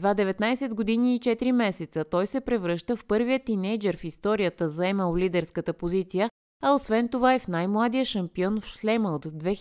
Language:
Bulgarian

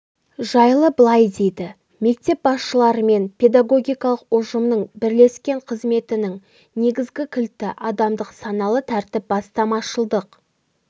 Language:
Kazakh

